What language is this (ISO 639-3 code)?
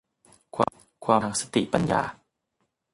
tha